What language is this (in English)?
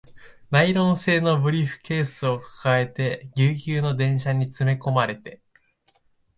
Japanese